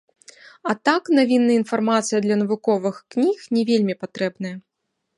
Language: Belarusian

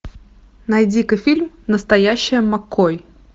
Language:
Russian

